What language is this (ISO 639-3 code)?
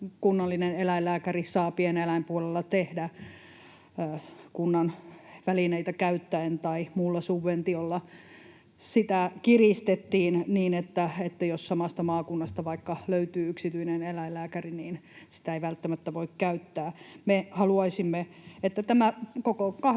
fin